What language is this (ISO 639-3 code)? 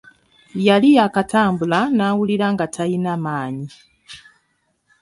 lug